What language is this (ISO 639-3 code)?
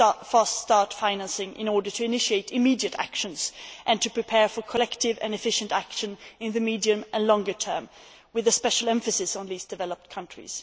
eng